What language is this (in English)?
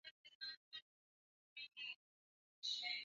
Swahili